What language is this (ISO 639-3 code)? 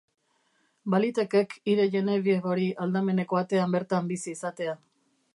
eus